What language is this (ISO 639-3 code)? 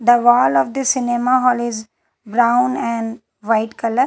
eng